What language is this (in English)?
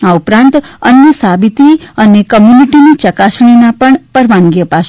Gujarati